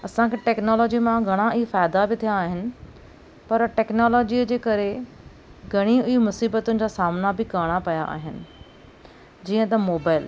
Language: Sindhi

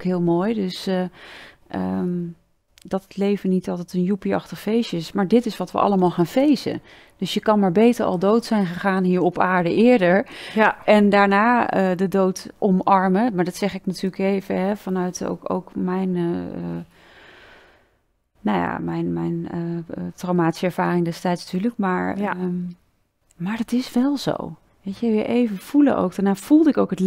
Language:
Dutch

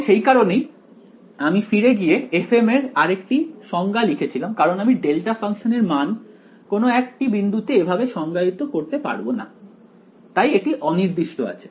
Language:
Bangla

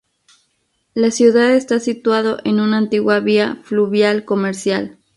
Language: Spanish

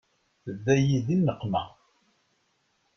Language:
Kabyle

